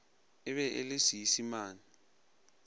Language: Northern Sotho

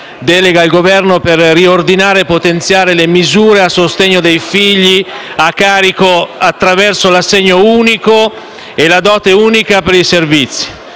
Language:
Italian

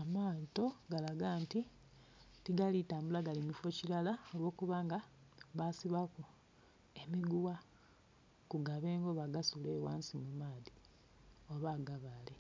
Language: Soga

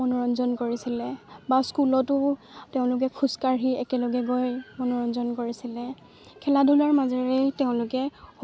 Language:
Assamese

